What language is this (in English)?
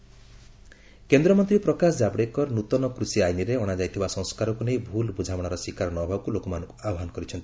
Odia